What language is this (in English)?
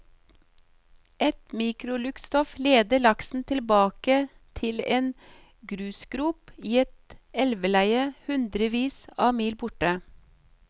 Norwegian